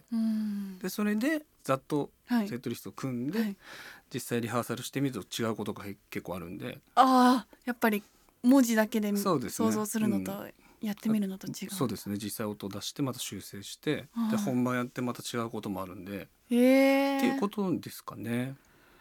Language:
Japanese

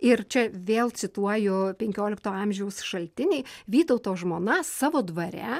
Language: Lithuanian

